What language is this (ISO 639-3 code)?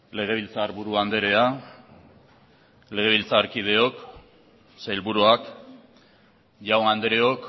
eus